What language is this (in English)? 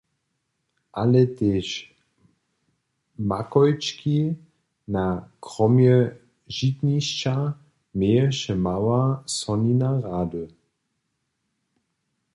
Upper Sorbian